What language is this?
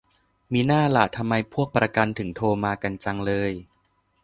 Thai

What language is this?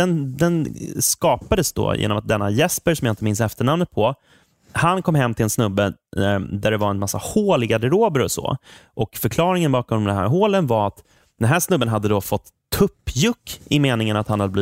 Swedish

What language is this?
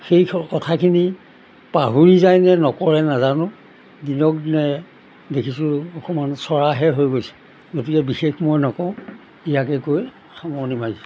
Assamese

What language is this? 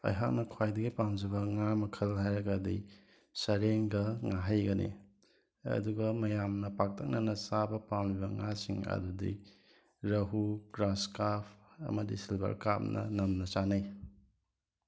Manipuri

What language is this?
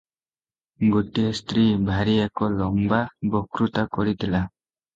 Odia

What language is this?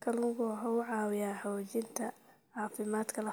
Somali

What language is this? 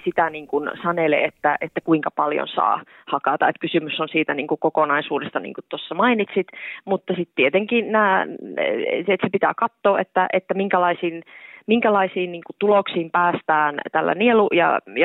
Finnish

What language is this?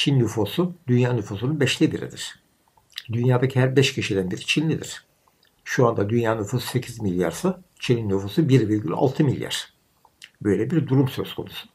Turkish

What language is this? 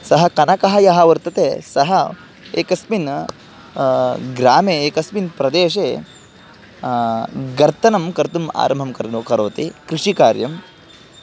Sanskrit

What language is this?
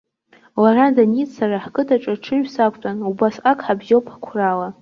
Abkhazian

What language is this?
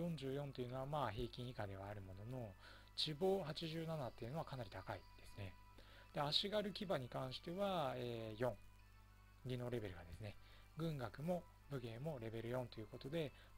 Japanese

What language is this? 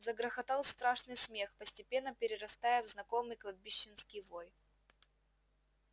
Russian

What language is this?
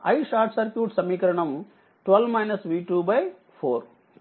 Telugu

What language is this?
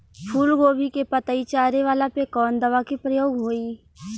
Bhojpuri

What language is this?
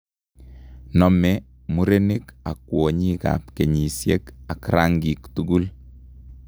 Kalenjin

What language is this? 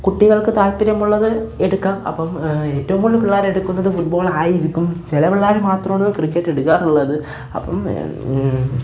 Malayalam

